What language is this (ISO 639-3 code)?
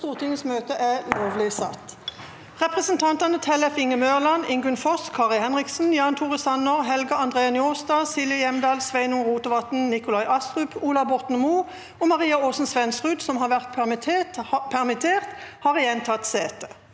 nor